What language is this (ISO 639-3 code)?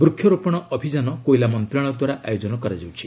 ori